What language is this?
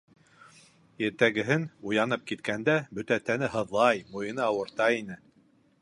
Bashkir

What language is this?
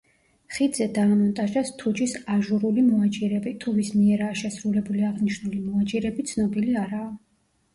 Georgian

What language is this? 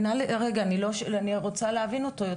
Hebrew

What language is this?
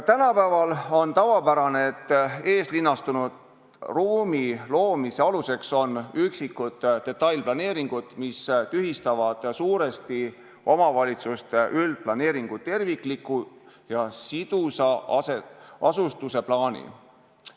Estonian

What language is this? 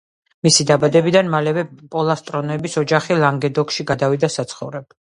Georgian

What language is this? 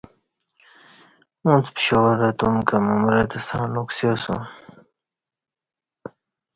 Kati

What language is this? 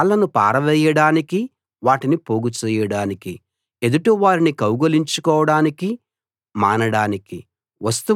Telugu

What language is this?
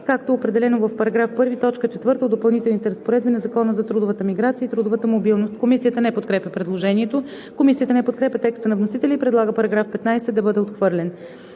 Bulgarian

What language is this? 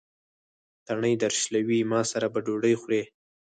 Pashto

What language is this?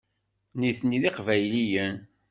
Kabyle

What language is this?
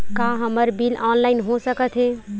Chhattisgarhi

